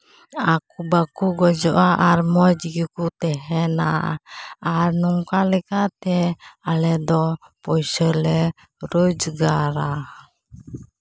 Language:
Santali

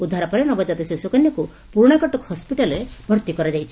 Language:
Odia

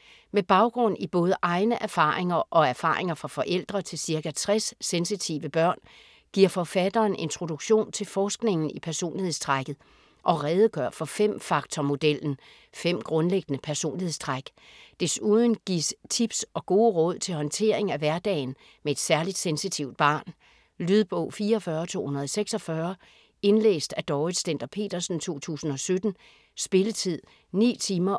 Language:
Danish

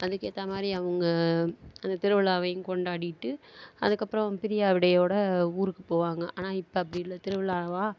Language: Tamil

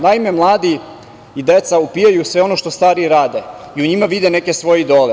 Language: Serbian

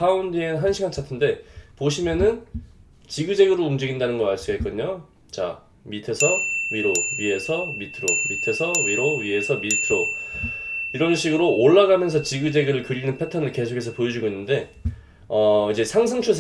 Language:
Korean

